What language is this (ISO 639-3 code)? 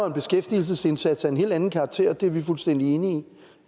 dan